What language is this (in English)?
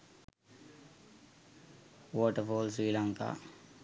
Sinhala